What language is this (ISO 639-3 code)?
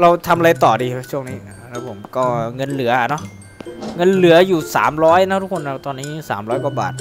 tha